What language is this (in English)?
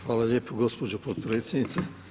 Croatian